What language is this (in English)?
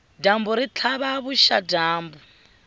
Tsonga